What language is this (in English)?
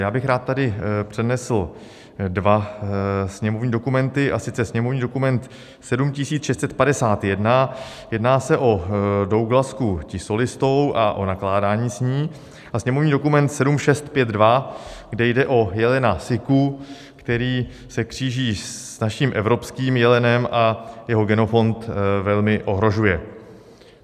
Czech